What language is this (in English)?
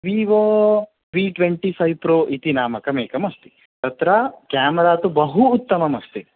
Sanskrit